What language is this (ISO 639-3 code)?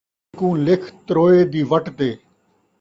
skr